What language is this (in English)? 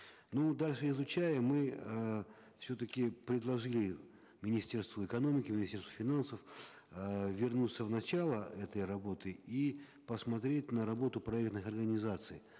Kazakh